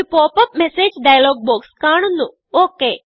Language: Malayalam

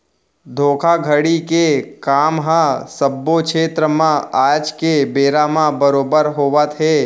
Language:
Chhattisgarhi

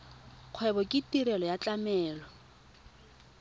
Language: Tswana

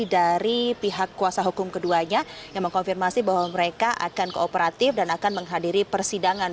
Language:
Indonesian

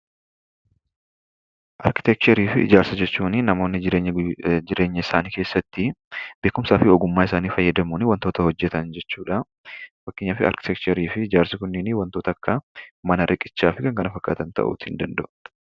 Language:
Oromo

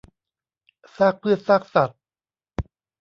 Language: Thai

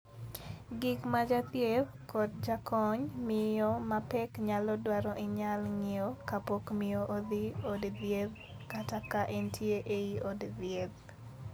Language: Luo (Kenya and Tanzania)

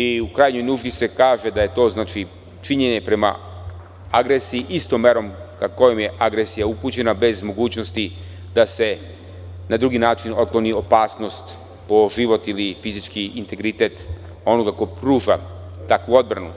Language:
Serbian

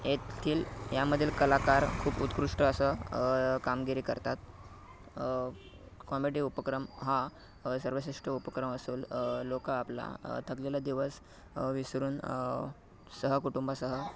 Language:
Marathi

